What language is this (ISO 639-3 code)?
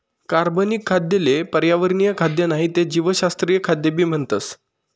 mar